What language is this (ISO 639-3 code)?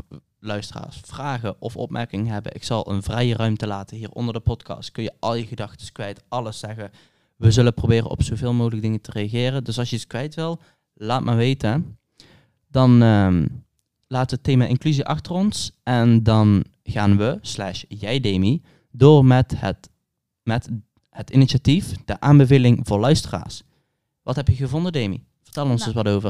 nld